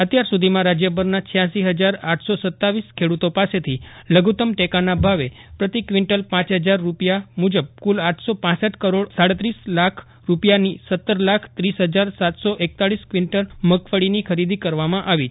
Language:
Gujarati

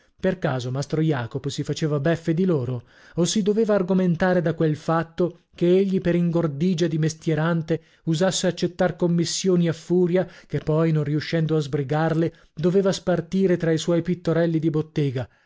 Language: Italian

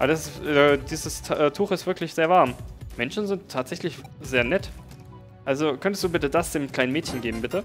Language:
German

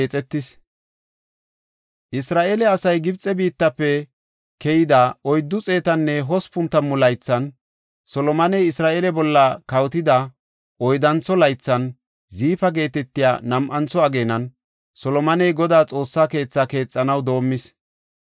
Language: Gofa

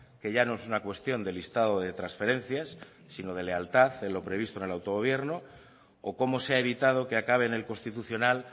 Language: Spanish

